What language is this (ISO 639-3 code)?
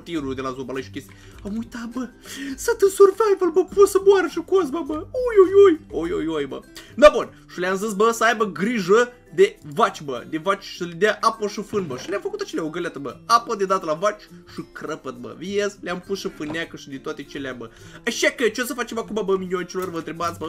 ron